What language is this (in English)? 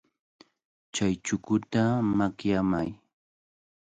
Cajatambo North Lima Quechua